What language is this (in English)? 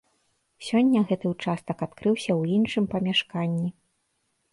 Belarusian